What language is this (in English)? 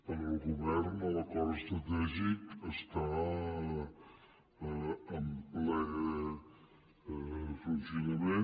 Catalan